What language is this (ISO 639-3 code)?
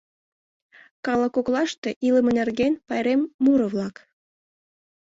chm